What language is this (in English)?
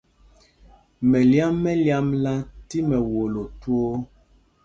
Mpumpong